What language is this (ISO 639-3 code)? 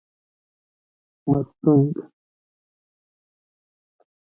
pus